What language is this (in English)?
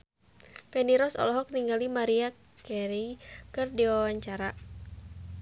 Sundanese